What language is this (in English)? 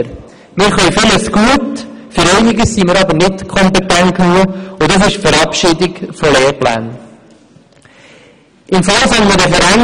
Swiss German